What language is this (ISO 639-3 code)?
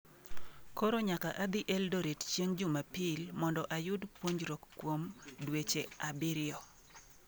luo